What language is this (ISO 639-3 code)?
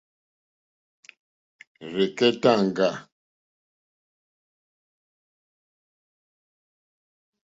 bri